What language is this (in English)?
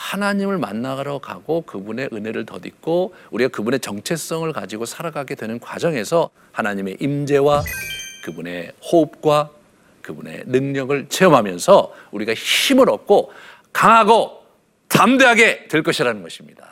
Korean